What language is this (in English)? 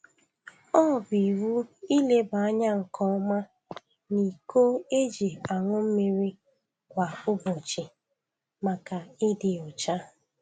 Igbo